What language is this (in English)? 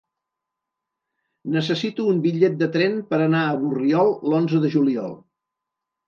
Catalan